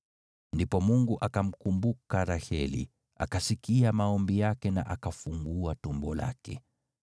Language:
Swahili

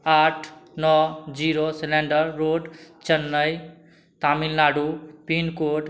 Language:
Maithili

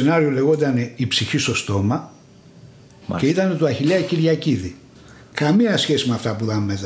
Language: Greek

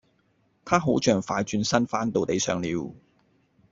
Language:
Cantonese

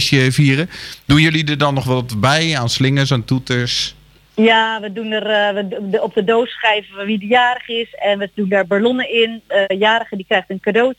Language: Dutch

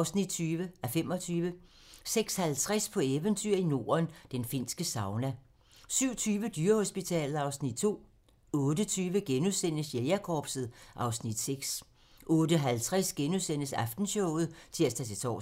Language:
Danish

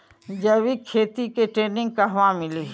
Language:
Bhojpuri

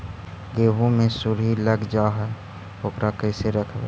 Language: Magahi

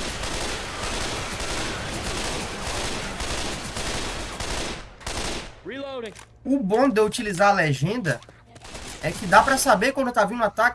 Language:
Portuguese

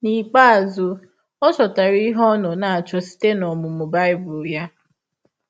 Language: Igbo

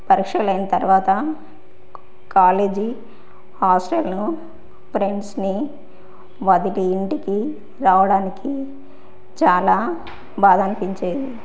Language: Telugu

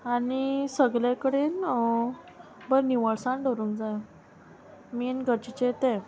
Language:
Konkani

